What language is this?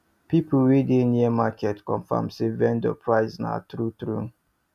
Nigerian Pidgin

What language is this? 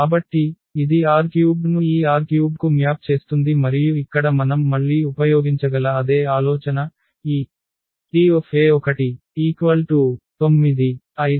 Telugu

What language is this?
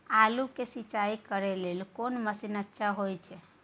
Maithili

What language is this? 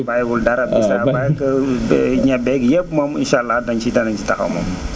Wolof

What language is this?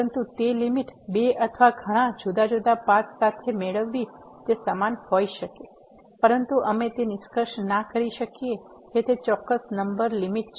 Gujarati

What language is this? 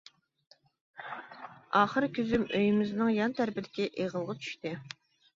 Uyghur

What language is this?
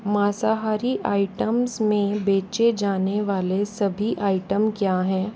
Hindi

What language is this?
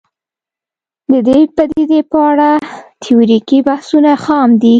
Pashto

